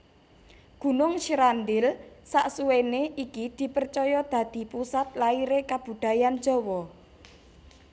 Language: Javanese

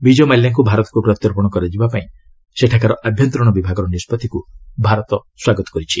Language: Odia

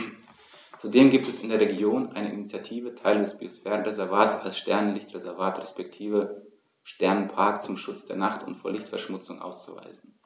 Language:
German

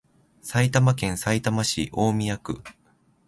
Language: Japanese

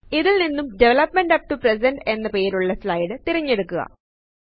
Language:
Malayalam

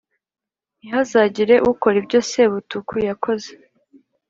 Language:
Kinyarwanda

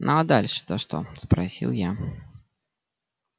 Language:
Russian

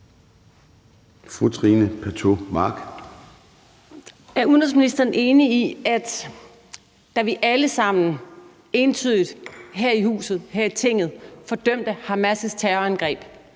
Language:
Danish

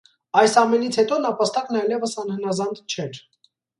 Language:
Armenian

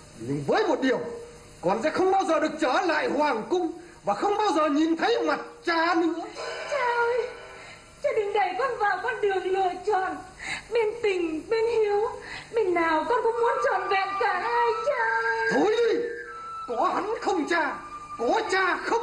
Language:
Vietnamese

